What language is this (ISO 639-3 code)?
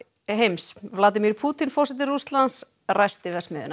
isl